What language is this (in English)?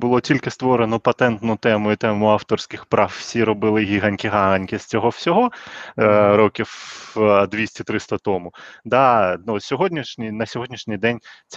Ukrainian